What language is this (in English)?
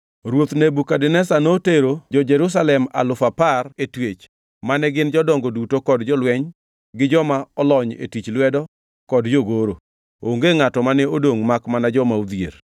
Luo (Kenya and Tanzania)